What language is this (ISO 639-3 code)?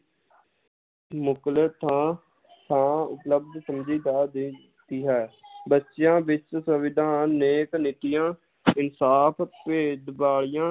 pan